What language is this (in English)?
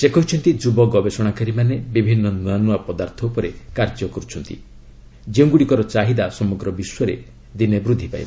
Odia